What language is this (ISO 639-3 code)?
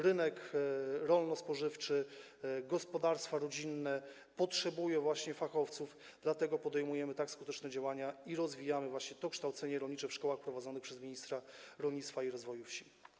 pol